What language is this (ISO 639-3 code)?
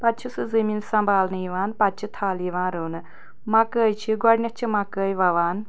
kas